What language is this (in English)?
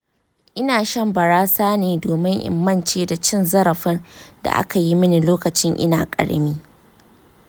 Hausa